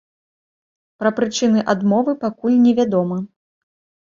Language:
Belarusian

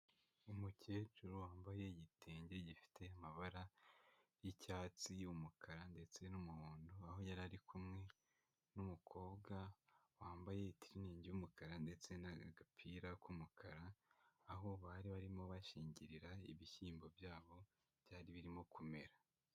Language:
Kinyarwanda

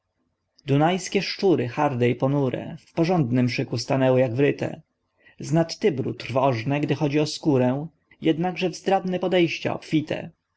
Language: Polish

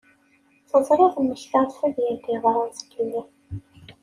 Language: Kabyle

